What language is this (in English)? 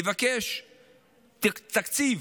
Hebrew